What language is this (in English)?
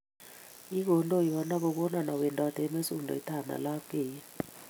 Kalenjin